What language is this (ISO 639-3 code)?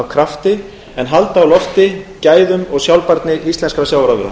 isl